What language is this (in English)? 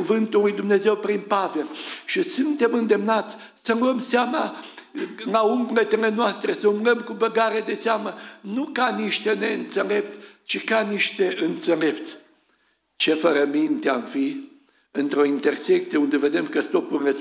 Romanian